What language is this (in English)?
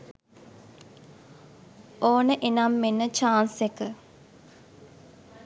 Sinhala